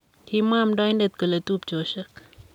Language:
Kalenjin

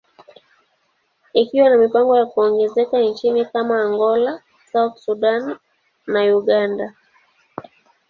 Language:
Swahili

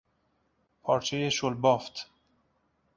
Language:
Persian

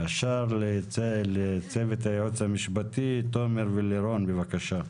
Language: Hebrew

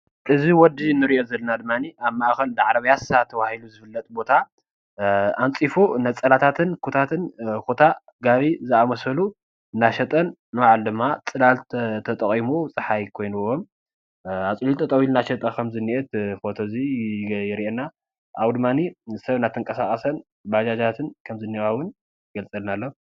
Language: Tigrinya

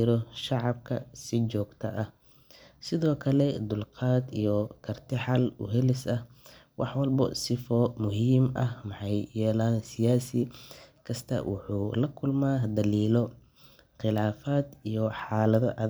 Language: Somali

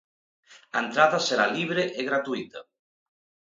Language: Galician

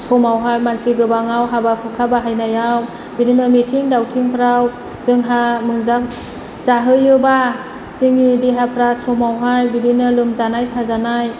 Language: Bodo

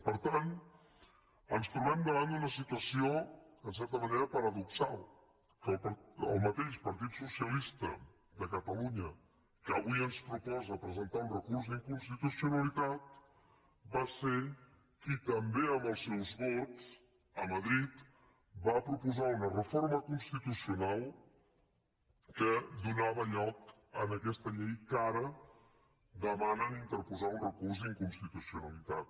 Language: Catalan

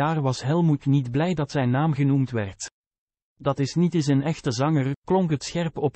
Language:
Dutch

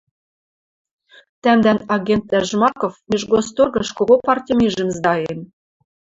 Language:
Western Mari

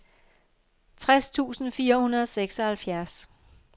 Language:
Danish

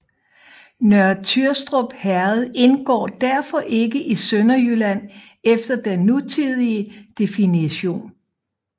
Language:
Danish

